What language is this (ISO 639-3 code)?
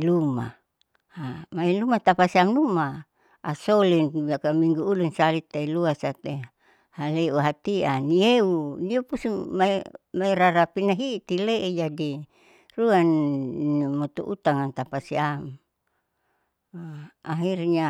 sau